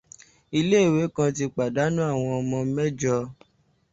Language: Yoruba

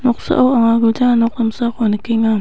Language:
Garo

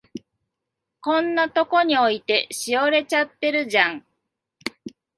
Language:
Japanese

